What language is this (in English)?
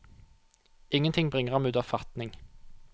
Norwegian